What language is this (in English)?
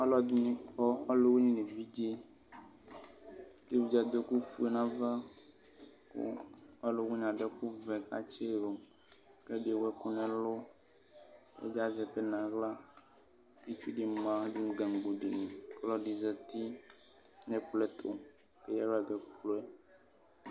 Ikposo